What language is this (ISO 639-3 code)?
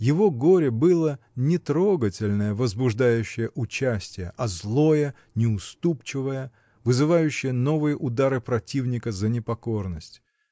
rus